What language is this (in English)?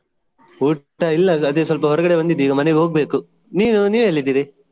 Kannada